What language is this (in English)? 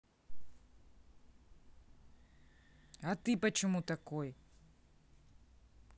Russian